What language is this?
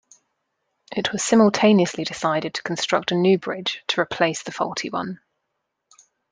English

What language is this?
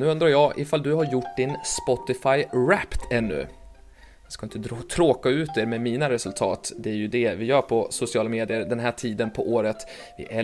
Swedish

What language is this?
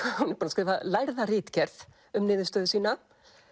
Icelandic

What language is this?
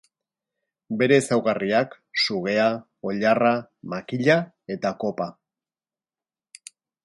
Basque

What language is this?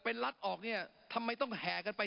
Thai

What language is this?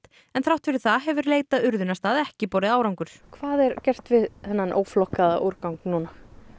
Icelandic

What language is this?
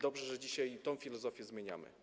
Polish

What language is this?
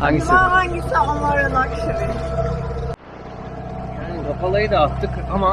Turkish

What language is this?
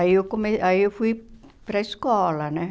Portuguese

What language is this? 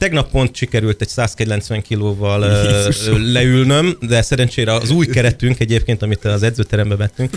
Hungarian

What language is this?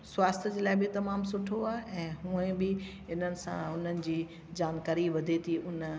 Sindhi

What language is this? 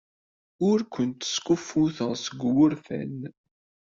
Kabyle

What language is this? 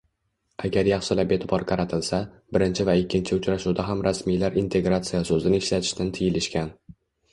Uzbek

